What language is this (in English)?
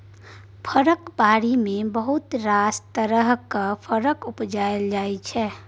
Maithili